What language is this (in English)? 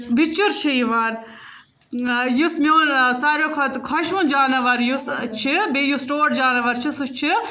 Kashmiri